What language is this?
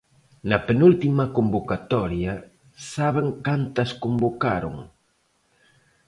Galician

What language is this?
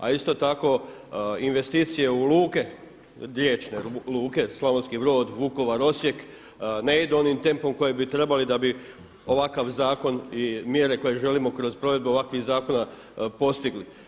Croatian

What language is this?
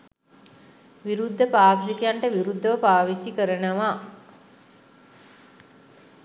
Sinhala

